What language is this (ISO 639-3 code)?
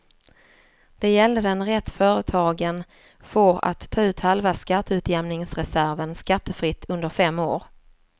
swe